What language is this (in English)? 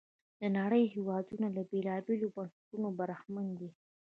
Pashto